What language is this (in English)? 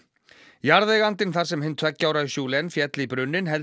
Icelandic